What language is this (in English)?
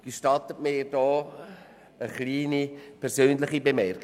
Swiss German